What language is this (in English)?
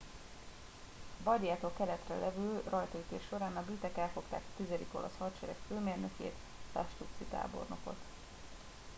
Hungarian